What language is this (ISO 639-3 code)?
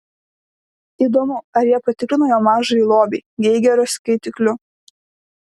lit